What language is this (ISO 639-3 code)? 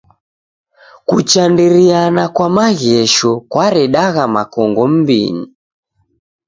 dav